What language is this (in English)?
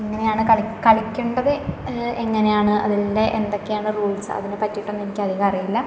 Malayalam